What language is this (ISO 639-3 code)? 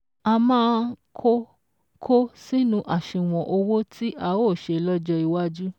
yor